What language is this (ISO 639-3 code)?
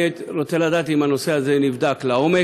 heb